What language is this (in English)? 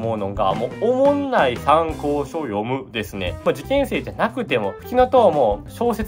Japanese